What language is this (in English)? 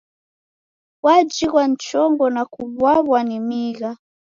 Taita